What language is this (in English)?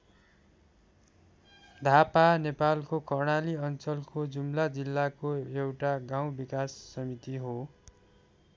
Nepali